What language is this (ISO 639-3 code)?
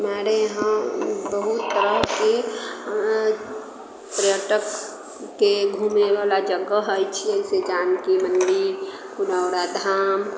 mai